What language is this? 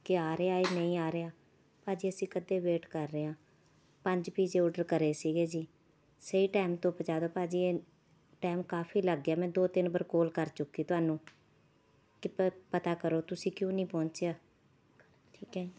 Punjabi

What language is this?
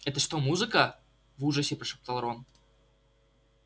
Russian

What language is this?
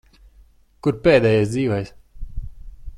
Latvian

